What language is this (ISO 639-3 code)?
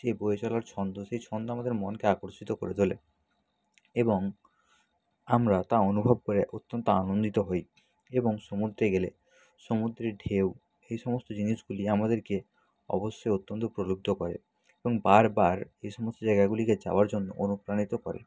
ben